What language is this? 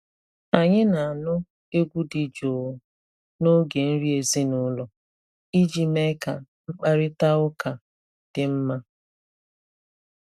Igbo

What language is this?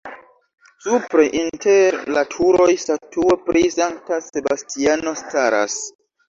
Esperanto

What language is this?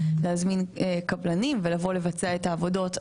Hebrew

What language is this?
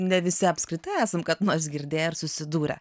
Lithuanian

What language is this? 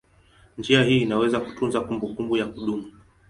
Swahili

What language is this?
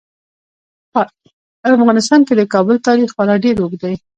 Pashto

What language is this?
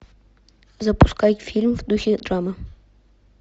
Russian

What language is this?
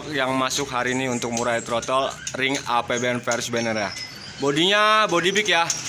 Indonesian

